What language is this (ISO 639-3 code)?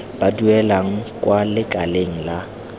tsn